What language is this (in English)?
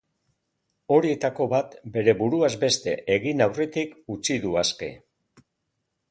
Basque